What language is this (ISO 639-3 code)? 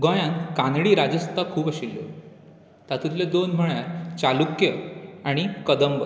kok